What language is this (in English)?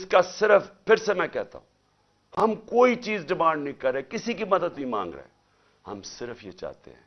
Urdu